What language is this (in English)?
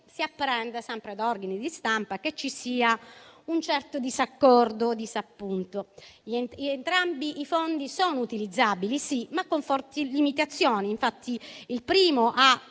Italian